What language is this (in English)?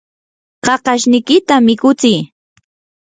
Yanahuanca Pasco Quechua